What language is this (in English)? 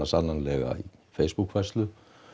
Icelandic